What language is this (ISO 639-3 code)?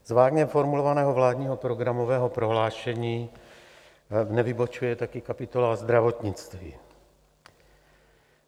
ces